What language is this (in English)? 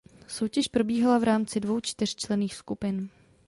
Czech